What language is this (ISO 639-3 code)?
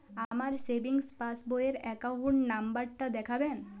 ben